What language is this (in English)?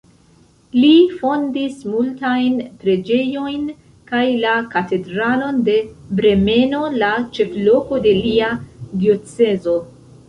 Esperanto